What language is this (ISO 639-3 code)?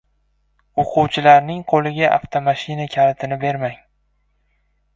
uzb